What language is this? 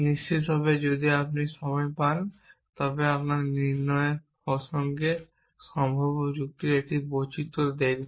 Bangla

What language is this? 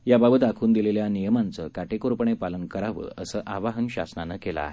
Marathi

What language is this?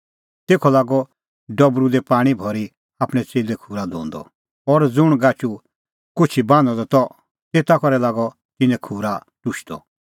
Kullu Pahari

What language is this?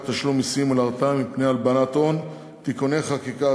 Hebrew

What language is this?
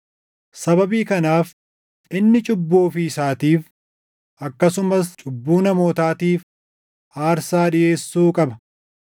Oromo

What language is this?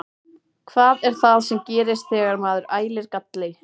Icelandic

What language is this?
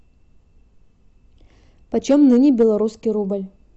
Russian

